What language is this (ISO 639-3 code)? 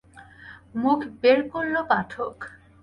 ben